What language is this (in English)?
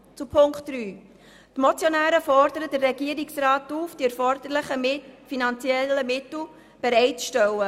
Swiss German